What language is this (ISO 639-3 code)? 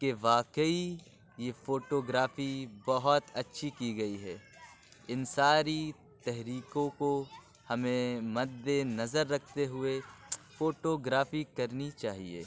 urd